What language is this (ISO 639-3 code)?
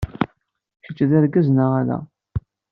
kab